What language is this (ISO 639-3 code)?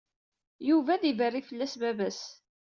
kab